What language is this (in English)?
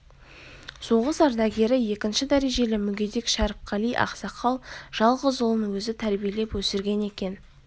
Kazakh